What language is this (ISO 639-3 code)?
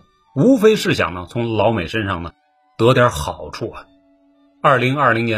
zho